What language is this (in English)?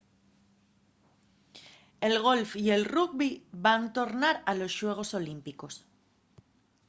Asturian